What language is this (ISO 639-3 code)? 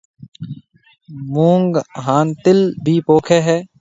mve